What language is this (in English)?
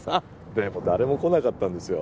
Japanese